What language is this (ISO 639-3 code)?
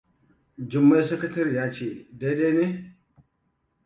hau